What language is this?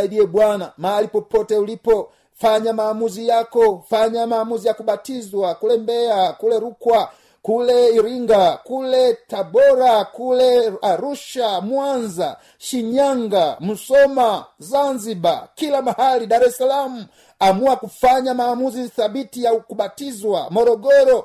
Swahili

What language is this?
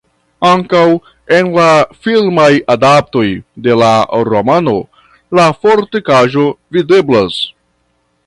Esperanto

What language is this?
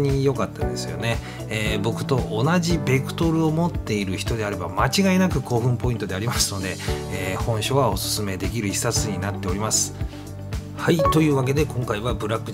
Japanese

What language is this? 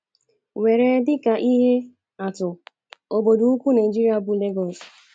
Igbo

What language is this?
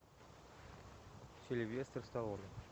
Russian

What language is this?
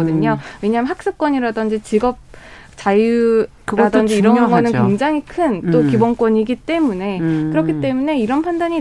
Korean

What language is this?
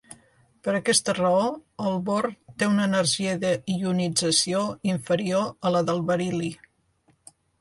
Catalan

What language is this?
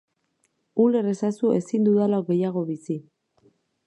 Basque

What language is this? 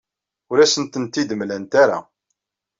Kabyle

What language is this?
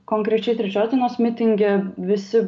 Lithuanian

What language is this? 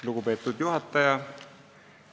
Estonian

